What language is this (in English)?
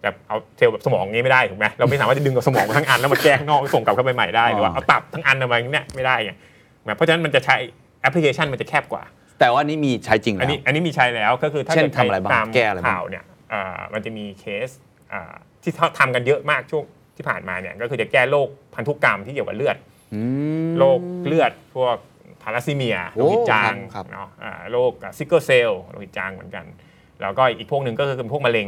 Thai